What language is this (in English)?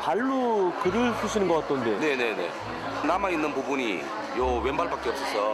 Korean